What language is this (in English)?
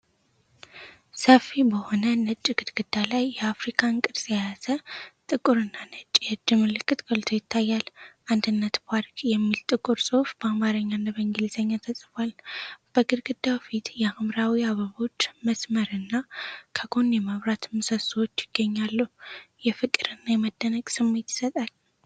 Amharic